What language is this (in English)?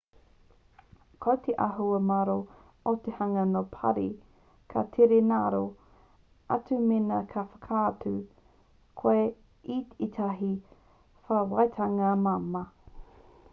Māori